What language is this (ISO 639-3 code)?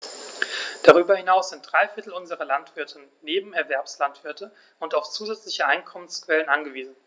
deu